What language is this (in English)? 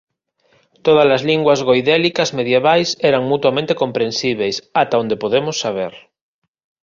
Galician